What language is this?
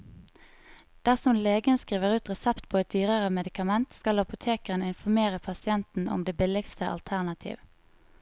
Norwegian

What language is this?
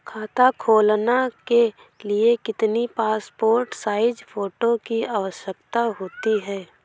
Hindi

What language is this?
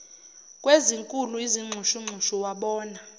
Zulu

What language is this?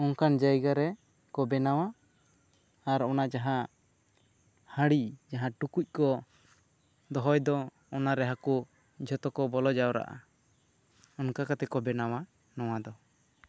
Santali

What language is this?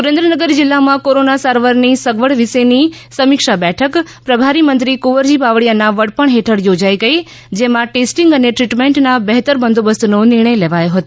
Gujarati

